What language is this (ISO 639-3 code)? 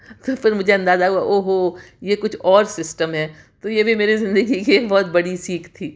urd